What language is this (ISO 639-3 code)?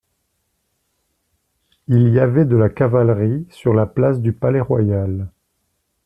fra